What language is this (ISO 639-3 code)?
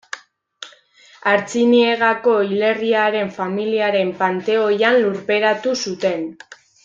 eus